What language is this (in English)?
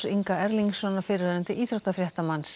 Icelandic